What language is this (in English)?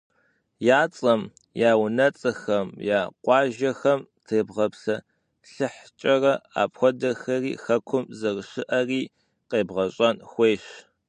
Kabardian